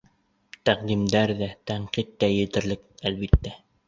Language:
Bashkir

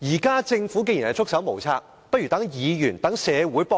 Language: Cantonese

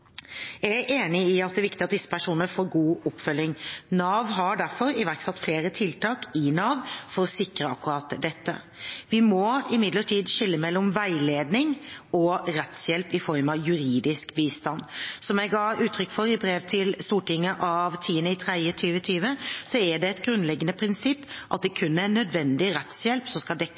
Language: Norwegian Bokmål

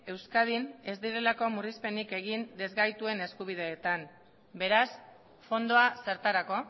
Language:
Basque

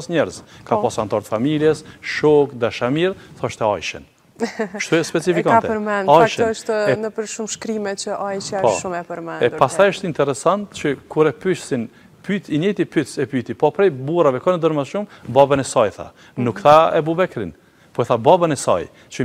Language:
Romanian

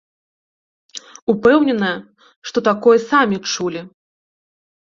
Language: Belarusian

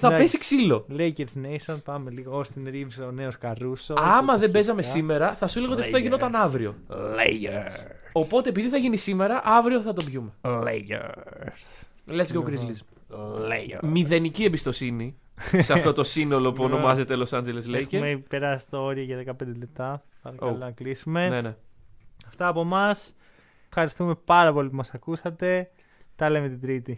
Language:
Greek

